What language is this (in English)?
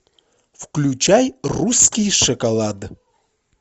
Russian